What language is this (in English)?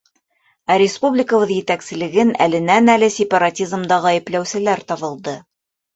Bashkir